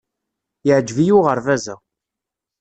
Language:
Kabyle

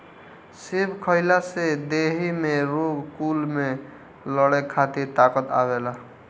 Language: Bhojpuri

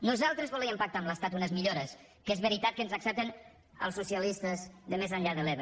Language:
Catalan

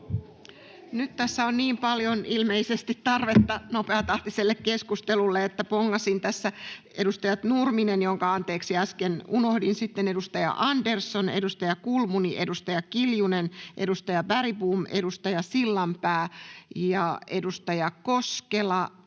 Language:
Finnish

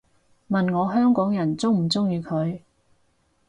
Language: Cantonese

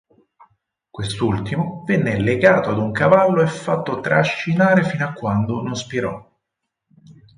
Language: Italian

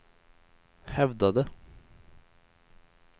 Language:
Swedish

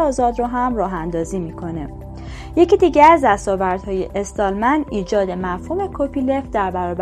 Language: Persian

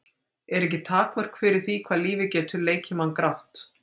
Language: Icelandic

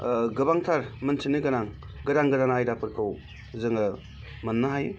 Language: Bodo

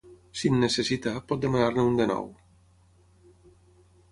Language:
Catalan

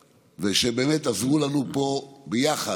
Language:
Hebrew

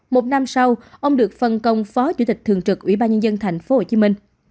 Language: Vietnamese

